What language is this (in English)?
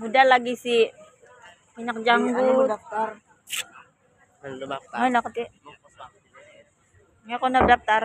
Indonesian